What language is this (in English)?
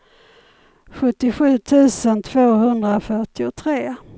Swedish